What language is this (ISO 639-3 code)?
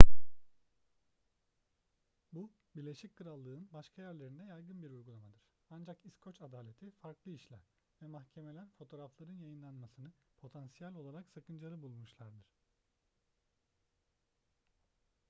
tur